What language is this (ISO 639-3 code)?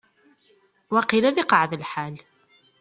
kab